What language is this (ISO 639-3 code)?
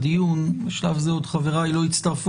heb